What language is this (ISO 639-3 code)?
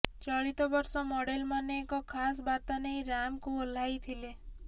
ori